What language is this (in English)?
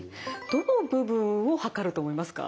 Japanese